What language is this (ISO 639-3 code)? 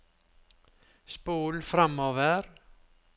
nor